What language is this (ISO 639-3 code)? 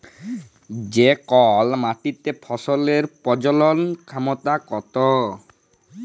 ben